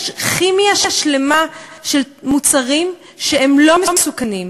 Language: Hebrew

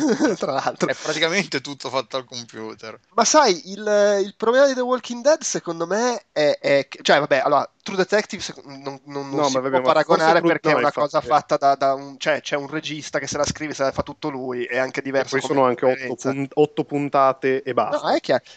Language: Italian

